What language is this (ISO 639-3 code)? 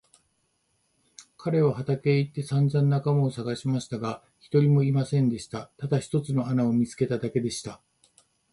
jpn